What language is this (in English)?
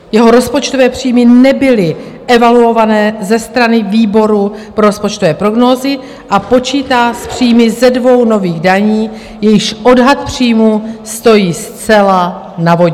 Czech